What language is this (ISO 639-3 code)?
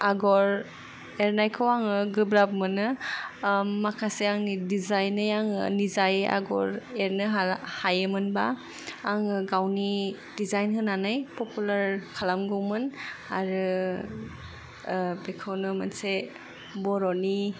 brx